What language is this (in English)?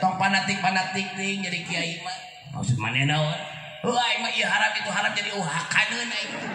Indonesian